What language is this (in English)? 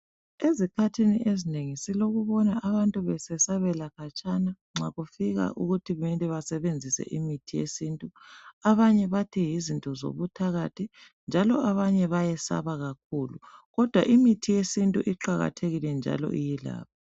North Ndebele